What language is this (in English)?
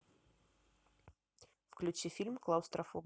Russian